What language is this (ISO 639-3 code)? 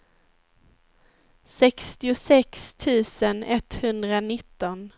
swe